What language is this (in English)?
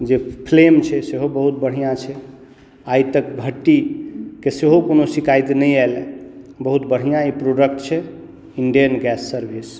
Maithili